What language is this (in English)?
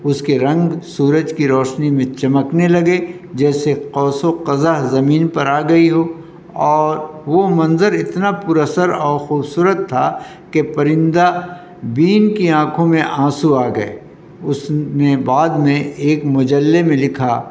Urdu